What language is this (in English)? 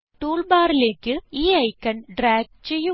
Malayalam